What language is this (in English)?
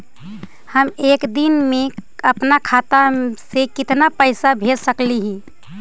Magahi